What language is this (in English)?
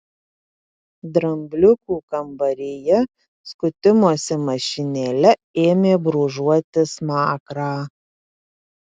Lithuanian